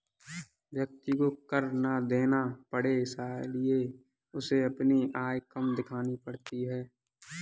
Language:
Hindi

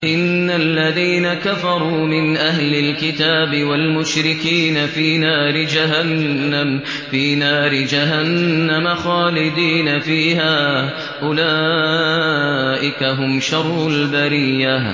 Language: Arabic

